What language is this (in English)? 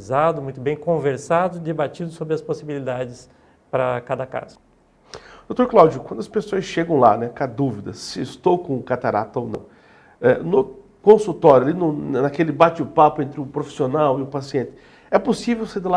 Portuguese